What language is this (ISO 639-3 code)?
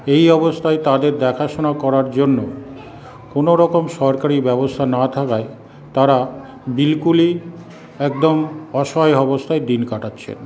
ben